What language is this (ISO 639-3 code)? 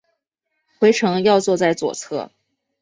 zho